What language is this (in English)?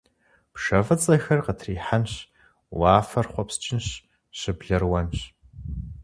Kabardian